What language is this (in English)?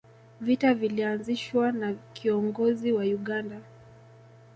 Swahili